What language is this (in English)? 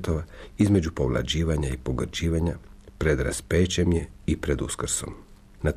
Croatian